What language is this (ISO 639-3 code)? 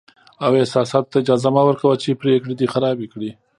pus